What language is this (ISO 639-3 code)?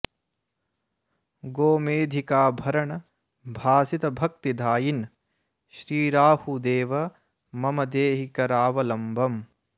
san